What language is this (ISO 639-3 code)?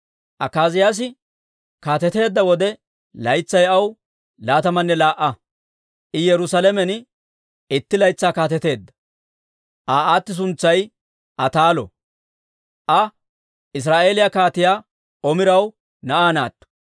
dwr